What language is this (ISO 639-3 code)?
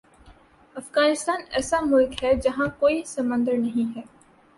urd